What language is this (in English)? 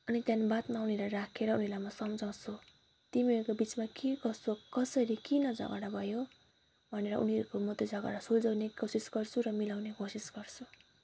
Nepali